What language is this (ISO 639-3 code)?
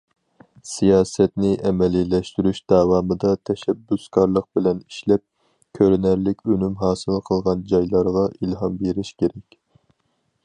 uig